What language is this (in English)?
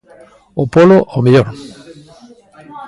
Galician